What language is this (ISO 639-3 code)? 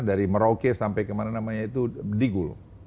ind